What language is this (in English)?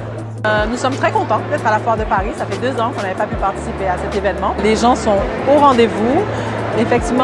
French